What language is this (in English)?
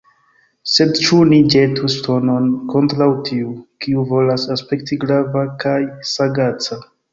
Esperanto